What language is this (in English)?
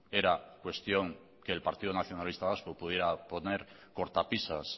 Spanish